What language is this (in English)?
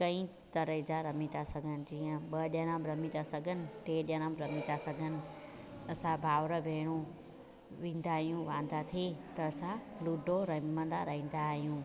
Sindhi